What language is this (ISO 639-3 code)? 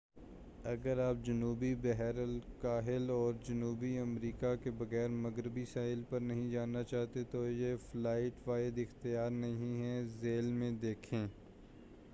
urd